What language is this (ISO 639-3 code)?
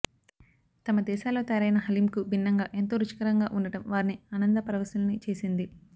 tel